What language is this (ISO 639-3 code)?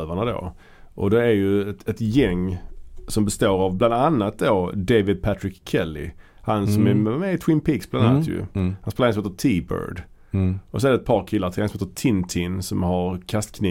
swe